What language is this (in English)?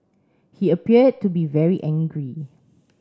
English